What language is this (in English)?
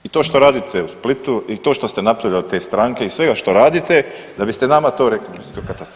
Croatian